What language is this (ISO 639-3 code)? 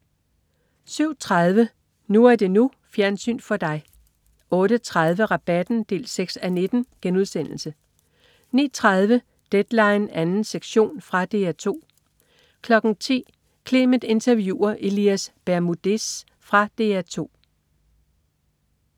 dan